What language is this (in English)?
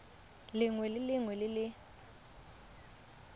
Tswana